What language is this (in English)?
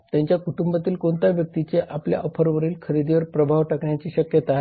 Marathi